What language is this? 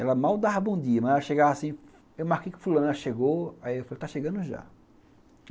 Portuguese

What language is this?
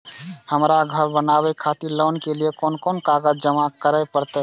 Maithili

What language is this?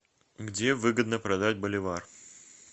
Russian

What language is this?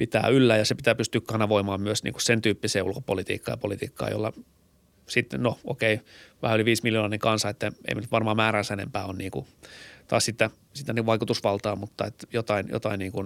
Finnish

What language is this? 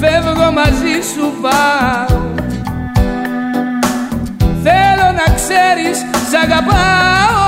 Greek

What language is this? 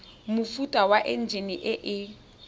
Tswana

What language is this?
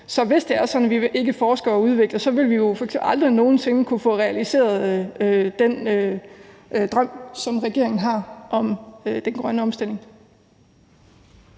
Danish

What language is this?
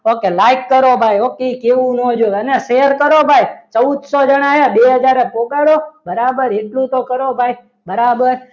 Gujarati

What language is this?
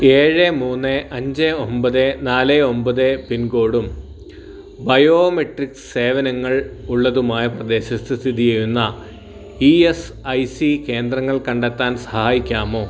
Malayalam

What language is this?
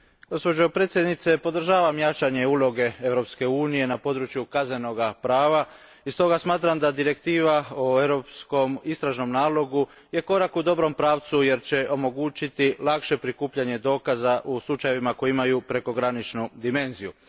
Croatian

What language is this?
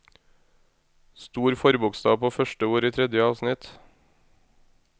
Norwegian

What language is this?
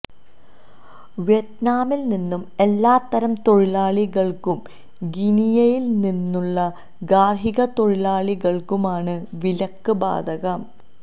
Malayalam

